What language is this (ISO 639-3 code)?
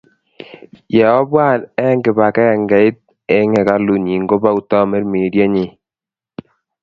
kln